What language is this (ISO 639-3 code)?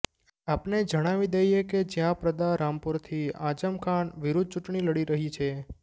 guj